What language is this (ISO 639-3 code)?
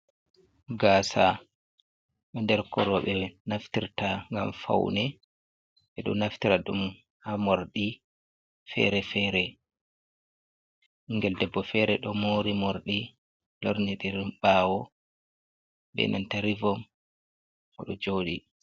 ful